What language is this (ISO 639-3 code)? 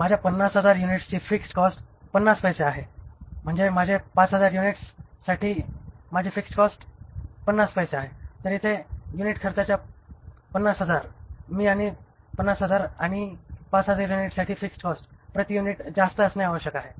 mar